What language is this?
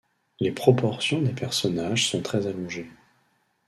French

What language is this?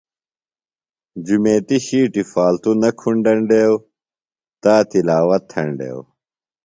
Phalura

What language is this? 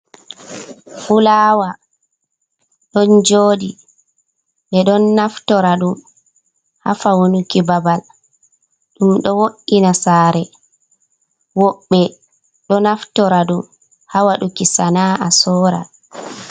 Fula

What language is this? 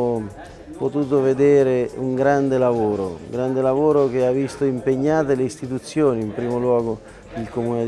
Italian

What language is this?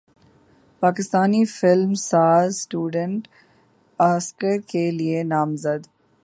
Urdu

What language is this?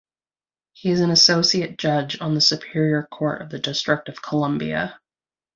English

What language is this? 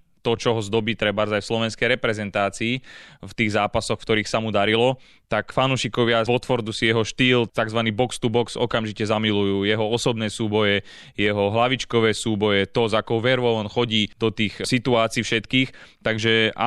Slovak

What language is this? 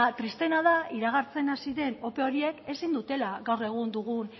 Basque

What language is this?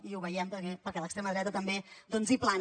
Catalan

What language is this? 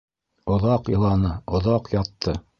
Bashkir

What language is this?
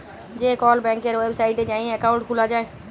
Bangla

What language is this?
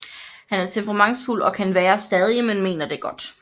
Danish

